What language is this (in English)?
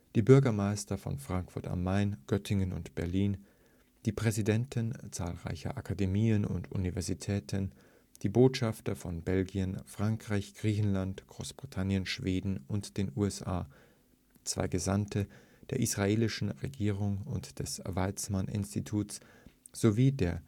German